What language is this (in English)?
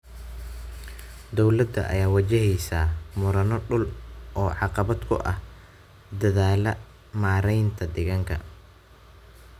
Somali